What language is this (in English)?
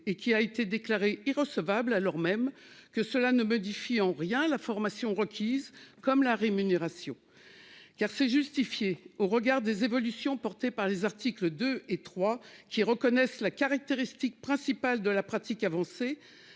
French